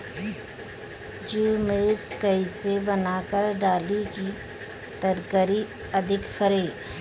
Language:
Bhojpuri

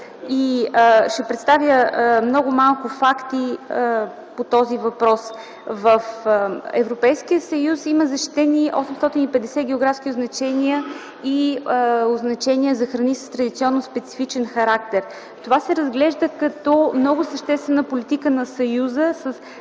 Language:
Bulgarian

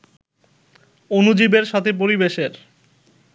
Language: Bangla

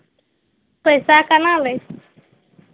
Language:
Maithili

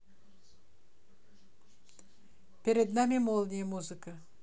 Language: Russian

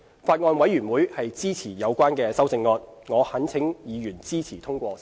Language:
Cantonese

